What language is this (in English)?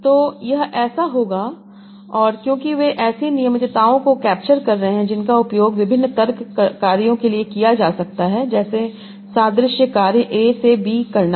Hindi